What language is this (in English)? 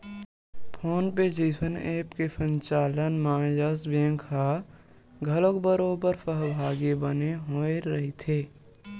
Chhattisgarhi